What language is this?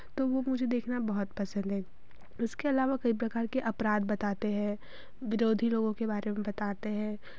Hindi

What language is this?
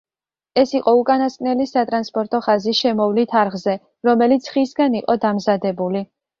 Georgian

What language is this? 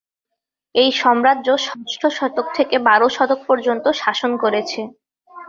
Bangla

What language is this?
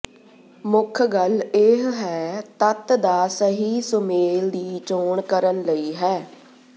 Punjabi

